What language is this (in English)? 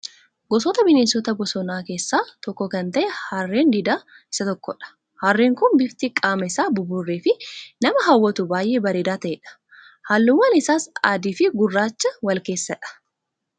Oromo